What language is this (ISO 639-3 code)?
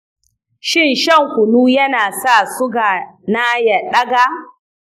hau